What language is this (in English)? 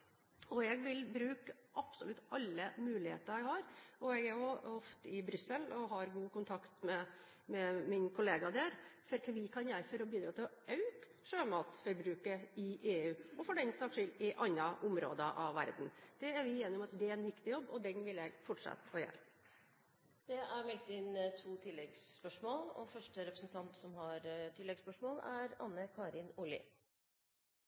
Norwegian Bokmål